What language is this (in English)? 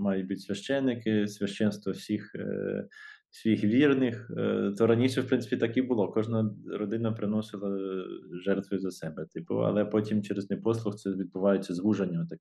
Ukrainian